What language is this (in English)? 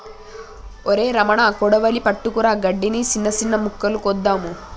Telugu